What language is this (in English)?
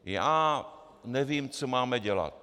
Czech